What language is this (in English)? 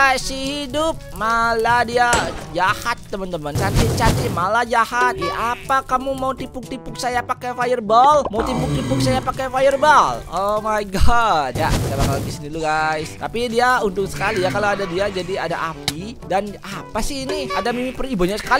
Indonesian